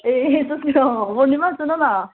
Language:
Nepali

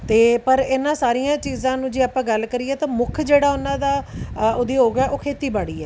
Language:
Punjabi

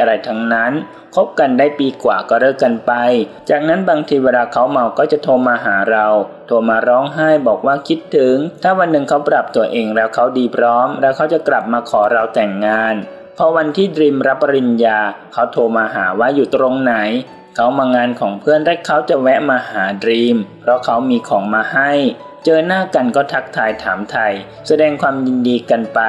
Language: Thai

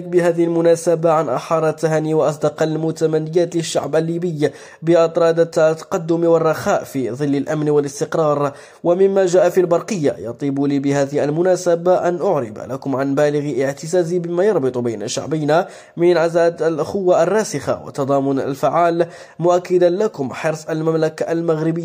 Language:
Arabic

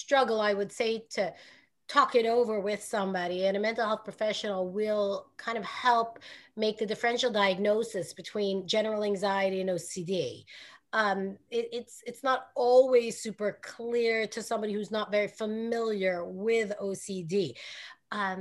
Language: English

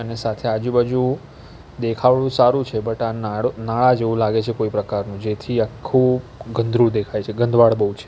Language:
Gujarati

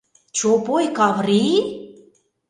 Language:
Mari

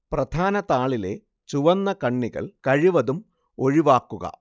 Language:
Malayalam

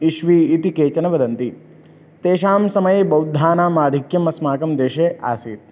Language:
Sanskrit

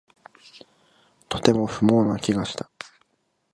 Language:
Japanese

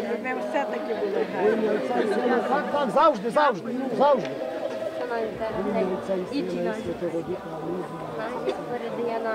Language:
Ukrainian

